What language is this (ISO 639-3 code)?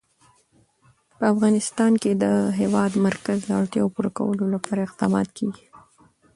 pus